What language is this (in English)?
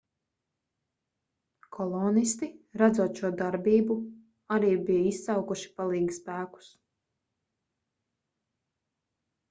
Latvian